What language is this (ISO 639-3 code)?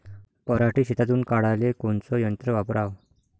mar